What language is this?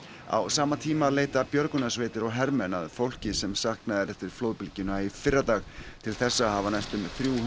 Icelandic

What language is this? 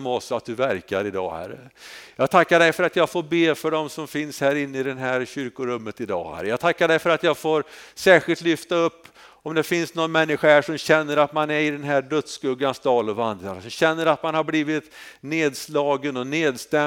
Swedish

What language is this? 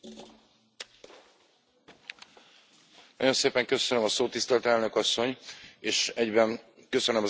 Hungarian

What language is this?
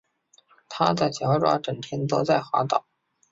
Chinese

